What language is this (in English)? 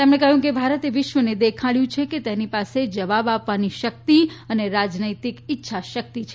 Gujarati